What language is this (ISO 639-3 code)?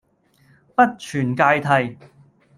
yue